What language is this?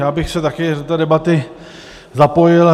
Czech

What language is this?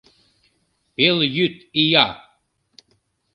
Mari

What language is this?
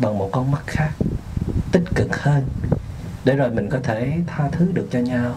Vietnamese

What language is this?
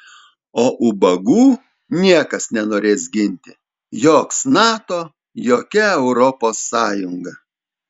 Lithuanian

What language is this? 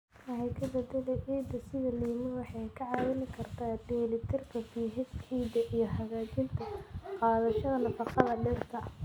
Somali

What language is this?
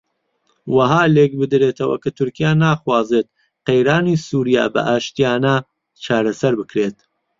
Central Kurdish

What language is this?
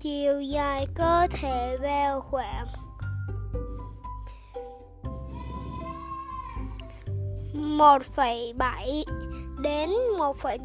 Vietnamese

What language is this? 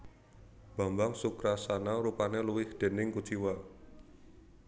Javanese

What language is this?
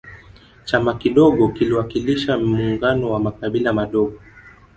Swahili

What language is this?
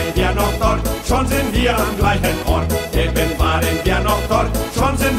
Thai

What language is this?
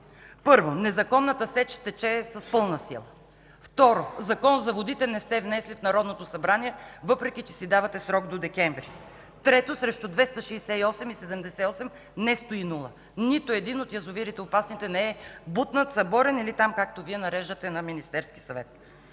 Bulgarian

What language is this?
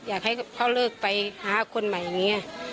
Thai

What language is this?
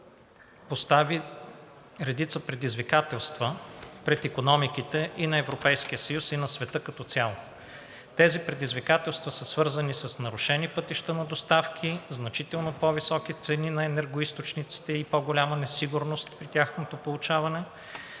Bulgarian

